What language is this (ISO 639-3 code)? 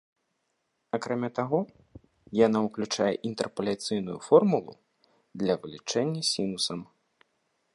bel